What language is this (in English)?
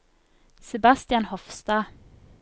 Norwegian